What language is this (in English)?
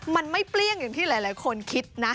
Thai